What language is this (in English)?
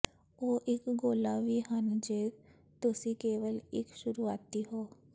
Punjabi